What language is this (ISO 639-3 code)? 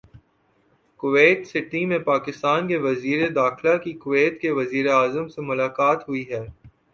urd